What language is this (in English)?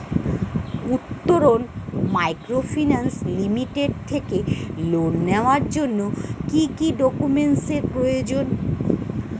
Bangla